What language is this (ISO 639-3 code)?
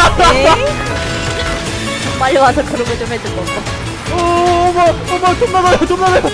kor